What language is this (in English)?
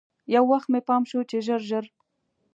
Pashto